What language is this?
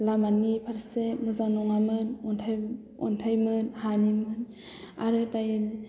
Bodo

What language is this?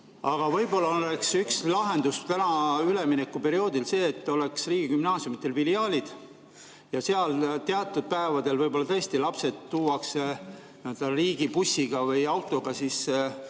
Estonian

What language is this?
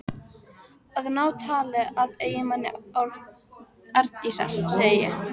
Icelandic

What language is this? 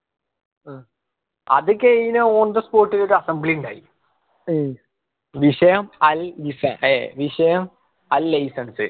Malayalam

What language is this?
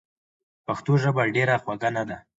Pashto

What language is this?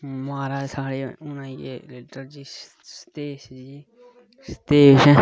Dogri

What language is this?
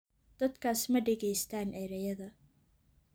Somali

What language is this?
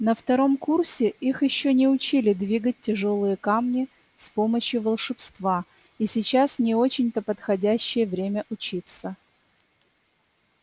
Russian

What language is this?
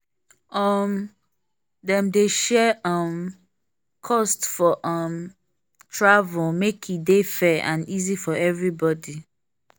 Nigerian Pidgin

